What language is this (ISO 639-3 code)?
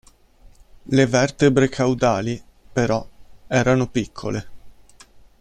ita